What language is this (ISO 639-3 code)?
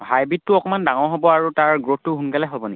asm